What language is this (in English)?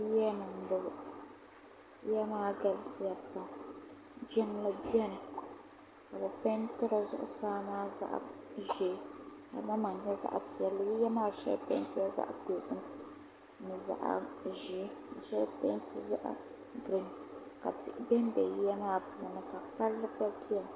Dagbani